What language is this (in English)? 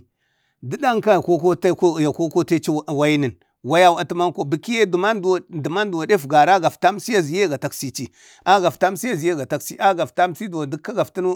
Bade